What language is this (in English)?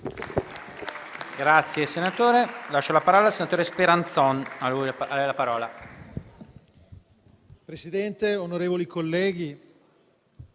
Italian